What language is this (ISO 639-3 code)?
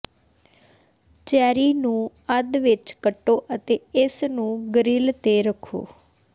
pan